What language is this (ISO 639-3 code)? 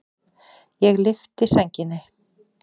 isl